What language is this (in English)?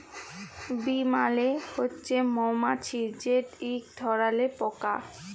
Bangla